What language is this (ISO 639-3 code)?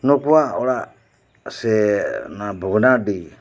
sat